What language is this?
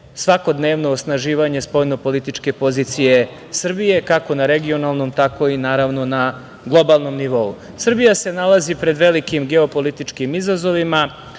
Serbian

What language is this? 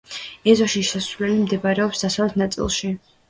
Georgian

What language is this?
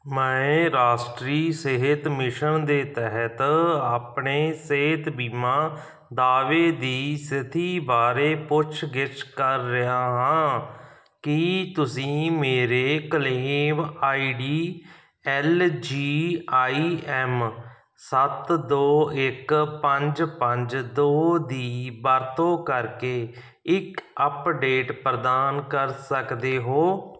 Punjabi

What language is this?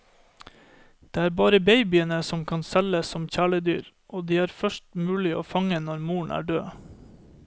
Norwegian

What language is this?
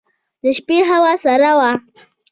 Pashto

